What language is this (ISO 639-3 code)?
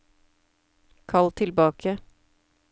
nor